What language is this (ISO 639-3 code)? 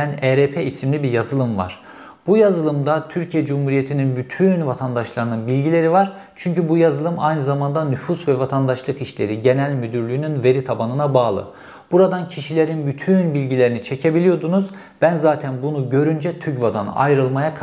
tur